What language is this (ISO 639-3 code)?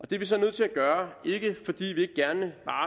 dan